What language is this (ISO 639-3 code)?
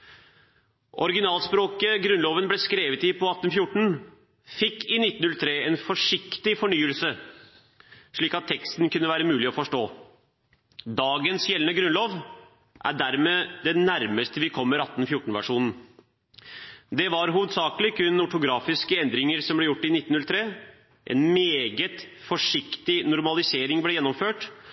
nob